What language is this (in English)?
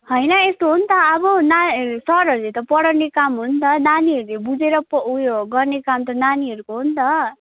Nepali